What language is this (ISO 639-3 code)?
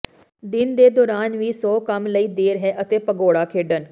pan